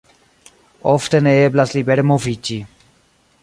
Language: Esperanto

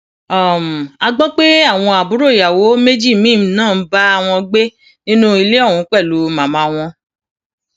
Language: Yoruba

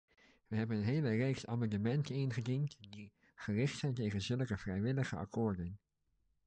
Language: Dutch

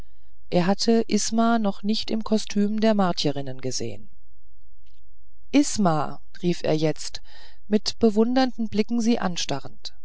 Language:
German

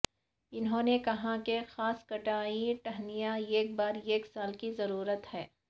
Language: Urdu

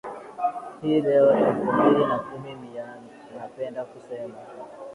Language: Swahili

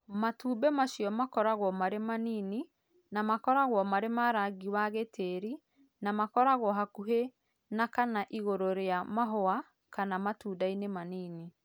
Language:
Kikuyu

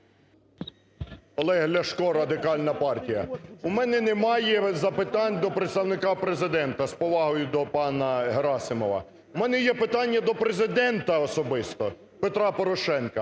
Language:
Ukrainian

